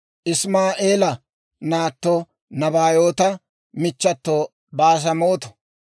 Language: Dawro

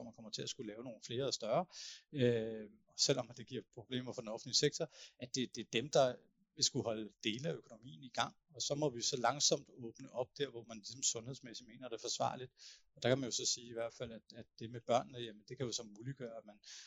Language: Danish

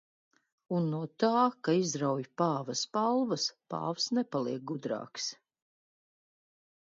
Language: Latvian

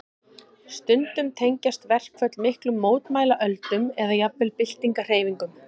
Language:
Icelandic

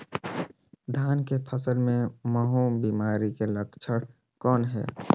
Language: Chhattisgarhi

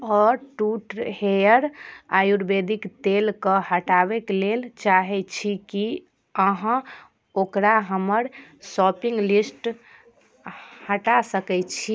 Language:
Maithili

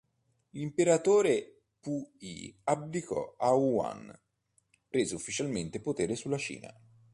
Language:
Italian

